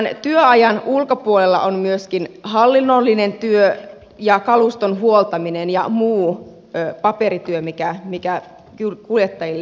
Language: Finnish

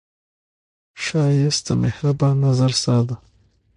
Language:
Pashto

